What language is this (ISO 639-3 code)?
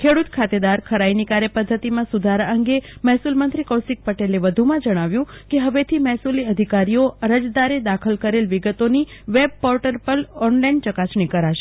guj